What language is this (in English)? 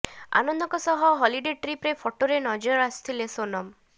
Odia